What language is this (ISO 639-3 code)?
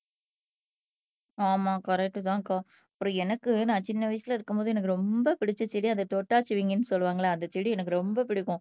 tam